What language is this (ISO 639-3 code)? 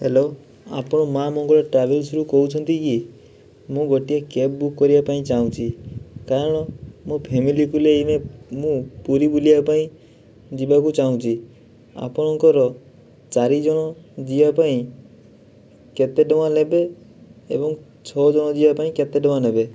ori